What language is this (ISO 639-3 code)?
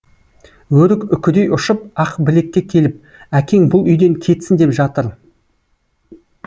kaz